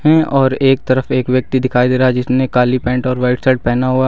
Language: Hindi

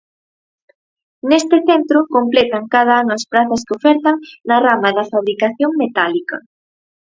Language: Galician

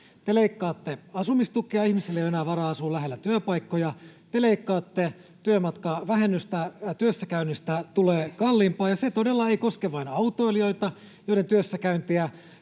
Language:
Finnish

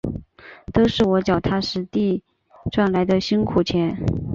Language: Chinese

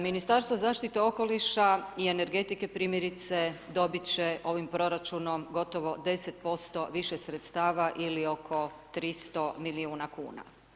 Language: Croatian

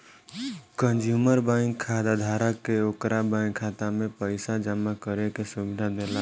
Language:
Bhojpuri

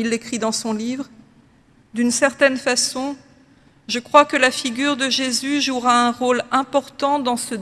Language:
French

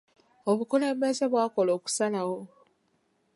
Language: Ganda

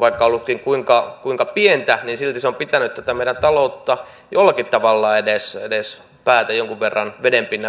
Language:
Finnish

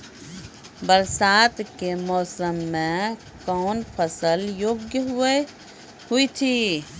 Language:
Maithili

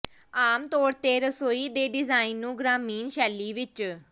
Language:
Punjabi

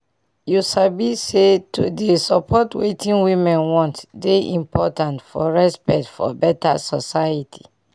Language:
Nigerian Pidgin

